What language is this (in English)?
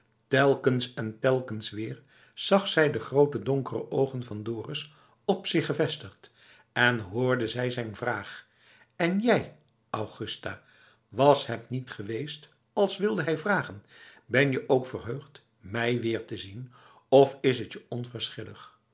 Dutch